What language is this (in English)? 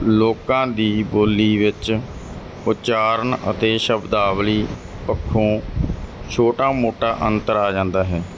Punjabi